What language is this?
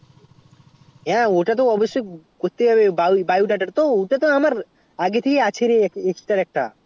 Bangla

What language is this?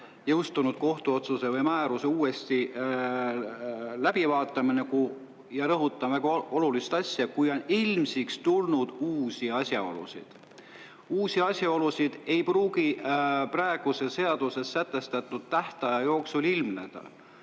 Estonian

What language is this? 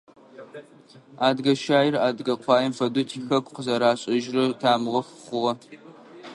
Adyghe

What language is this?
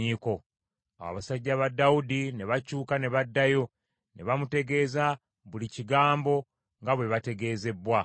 Ganda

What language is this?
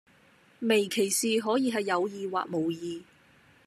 Cantonese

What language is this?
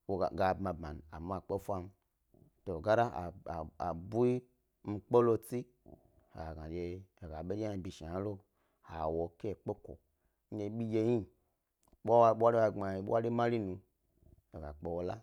Gbari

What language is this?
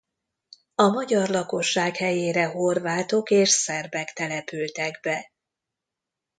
Hungarian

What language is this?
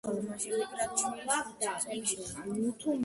Georgian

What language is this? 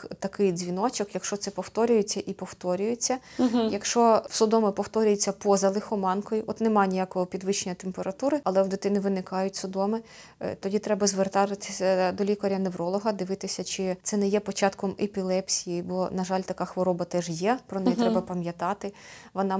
Ukrainian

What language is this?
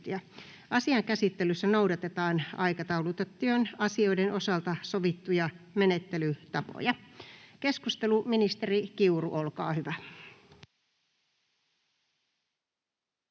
Finnish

